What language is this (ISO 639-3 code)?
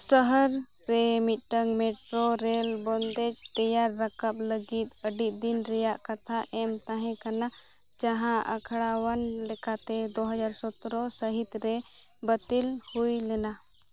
sat